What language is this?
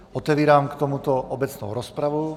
Czech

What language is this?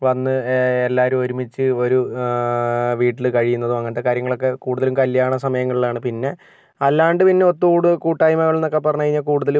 Malayalam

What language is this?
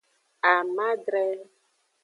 Aja (Benin)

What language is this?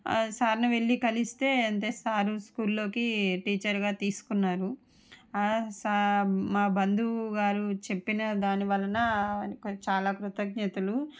Telugu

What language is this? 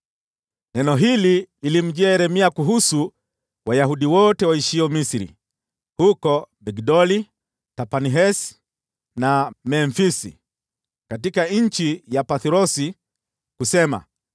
Swahili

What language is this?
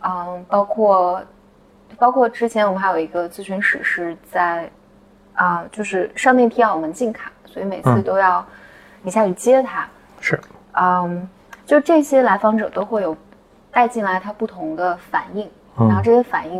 Chinese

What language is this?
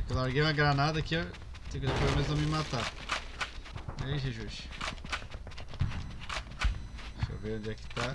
Portuguese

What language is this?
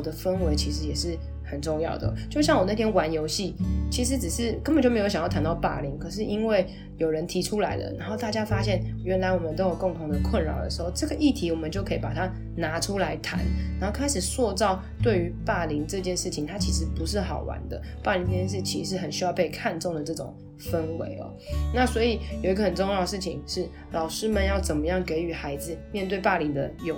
Chinese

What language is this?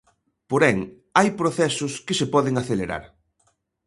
Galician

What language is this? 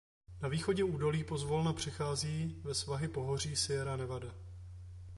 Czech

